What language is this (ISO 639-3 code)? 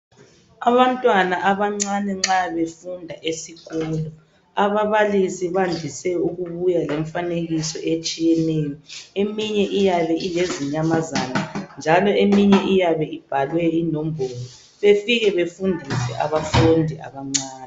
nde